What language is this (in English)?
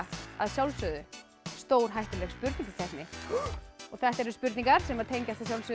Icelandic